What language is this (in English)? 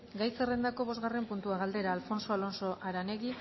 Basque